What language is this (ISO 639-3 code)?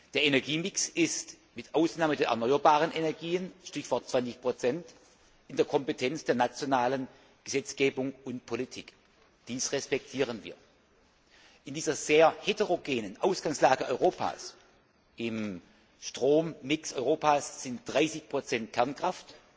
deu